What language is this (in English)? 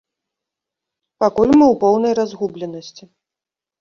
Belarusian